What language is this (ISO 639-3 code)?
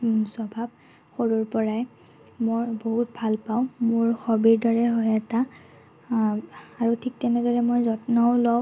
asm